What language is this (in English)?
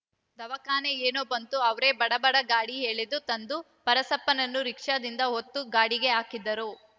Kannada